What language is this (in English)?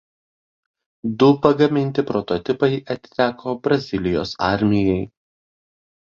Lithuanian